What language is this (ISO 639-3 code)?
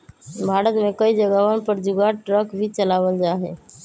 mag